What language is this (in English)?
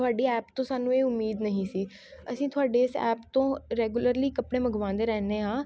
Punjabi